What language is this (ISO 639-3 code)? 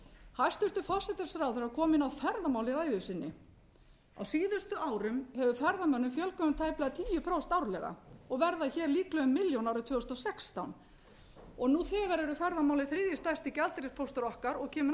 isl